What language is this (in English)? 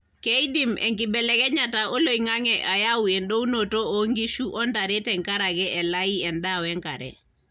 Masai